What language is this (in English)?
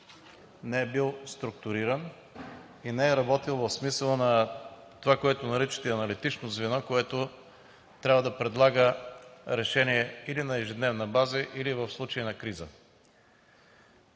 Bulgarian